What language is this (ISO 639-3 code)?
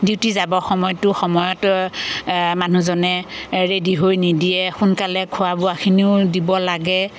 asm